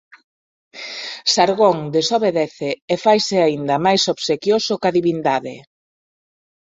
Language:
Galician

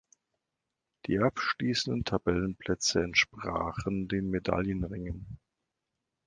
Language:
German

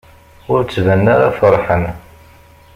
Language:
Kabyle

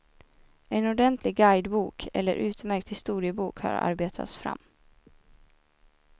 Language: Swedish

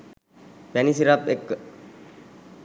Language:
Sinhala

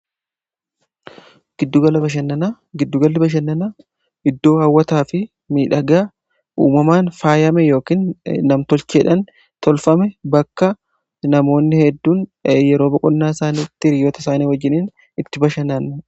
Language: Oromo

